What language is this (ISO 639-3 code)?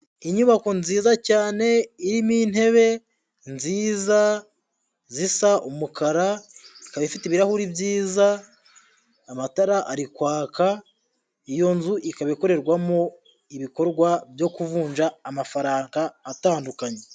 kin